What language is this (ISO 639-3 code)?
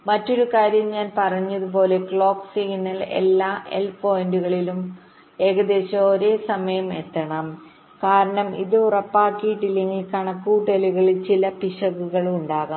mal